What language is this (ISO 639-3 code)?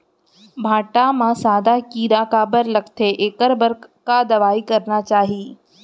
hne